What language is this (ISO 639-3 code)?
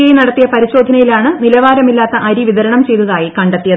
mal